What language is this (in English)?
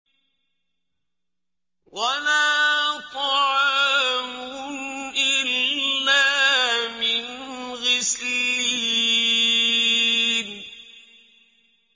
Arabic